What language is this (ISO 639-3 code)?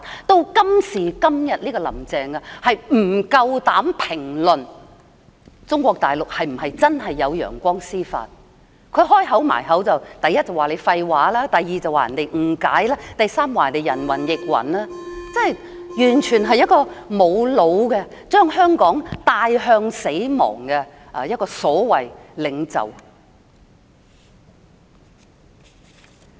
yue